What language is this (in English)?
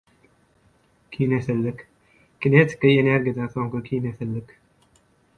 Turkmen